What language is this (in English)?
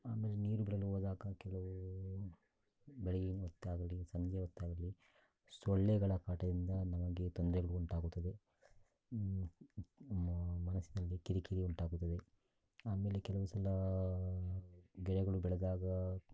Kannada